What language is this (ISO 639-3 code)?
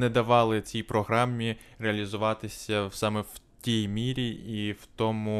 ukr